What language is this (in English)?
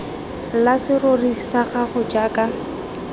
Tswana